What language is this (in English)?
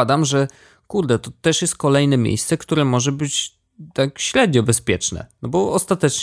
Polish